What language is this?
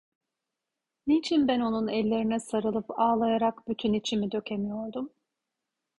Turkish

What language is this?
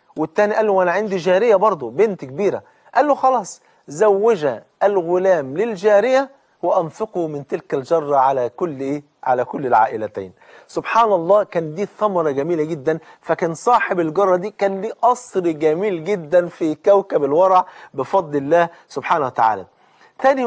Arabic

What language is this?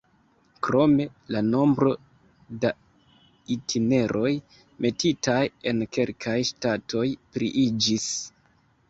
Esperanto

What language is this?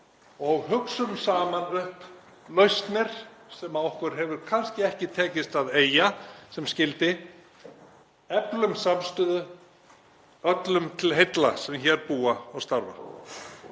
Icelandic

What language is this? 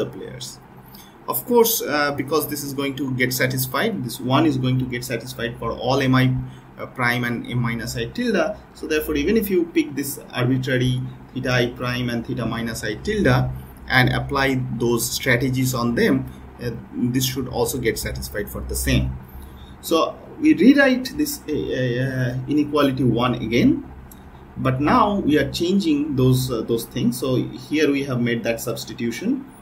English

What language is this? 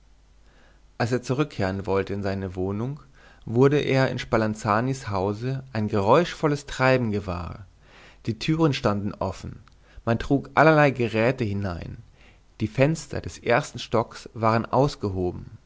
German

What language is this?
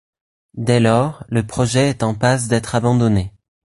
French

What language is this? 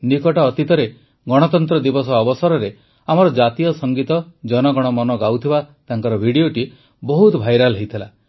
Odia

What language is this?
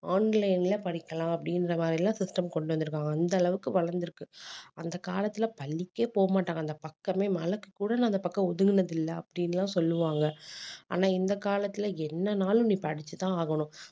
Tamil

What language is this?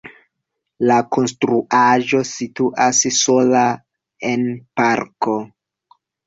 Esperanto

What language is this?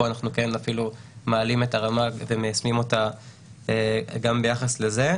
Hebrew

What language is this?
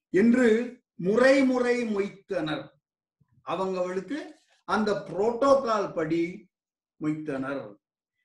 Tamil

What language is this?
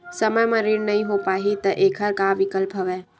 Chhattisgarhi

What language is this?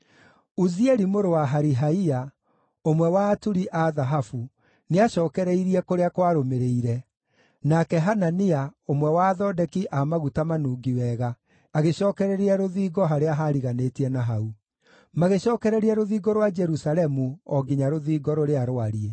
Kikuyu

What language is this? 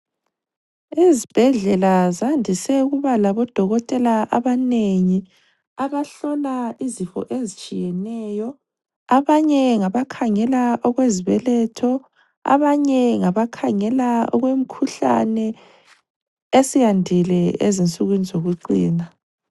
North Ndebele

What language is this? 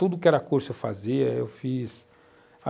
Portuguese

